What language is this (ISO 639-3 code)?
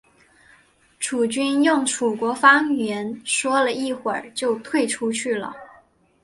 zho